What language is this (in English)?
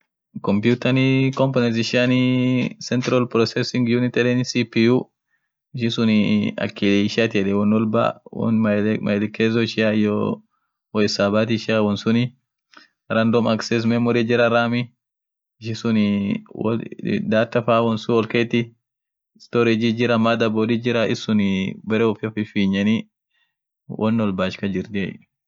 Orma